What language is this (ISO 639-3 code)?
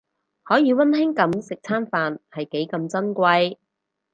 yue